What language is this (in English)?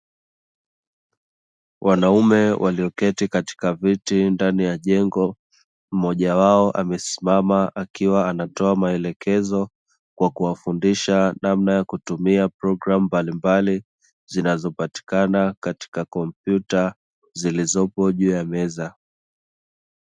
Swahili